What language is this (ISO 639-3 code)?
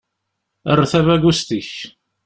kab